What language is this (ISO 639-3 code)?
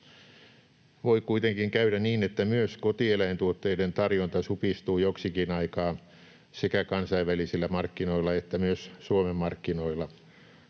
fin